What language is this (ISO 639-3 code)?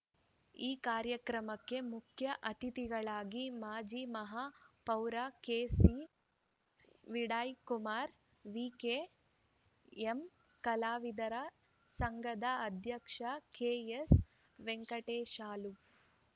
kan